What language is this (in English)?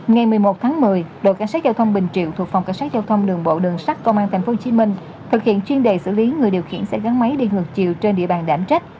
Vietnamese